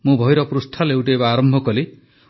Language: Odia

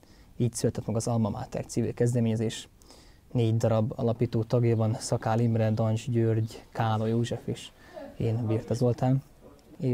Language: Hungarian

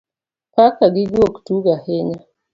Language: Luo (Kenya and Tanzania)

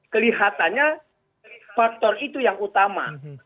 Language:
Indonesian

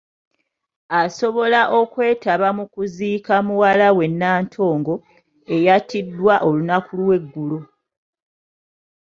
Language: Ganda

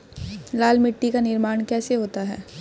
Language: Hindi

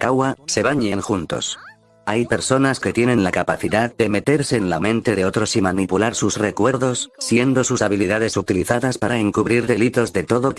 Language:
Spanish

